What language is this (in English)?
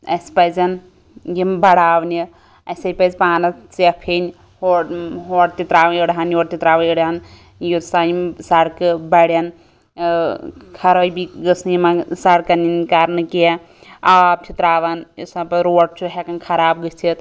Kashmiri